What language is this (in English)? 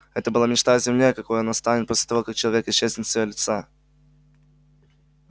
Russian